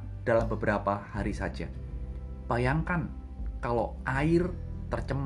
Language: Indonesian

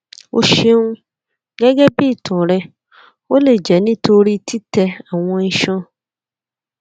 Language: Yoruba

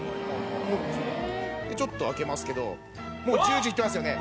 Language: Japanese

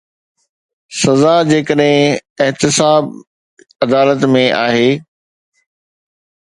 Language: Sindhi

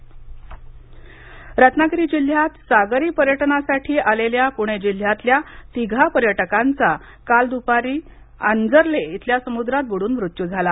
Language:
Marathi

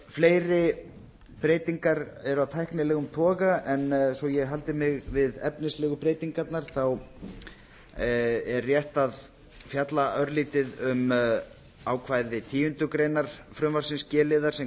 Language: Icelandic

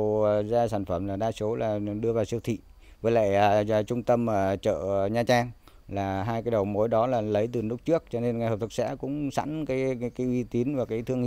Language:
Vietnamese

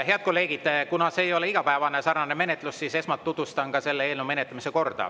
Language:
Estonian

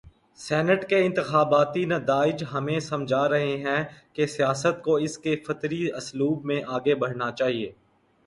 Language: Urdu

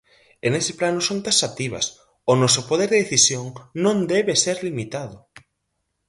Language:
Galician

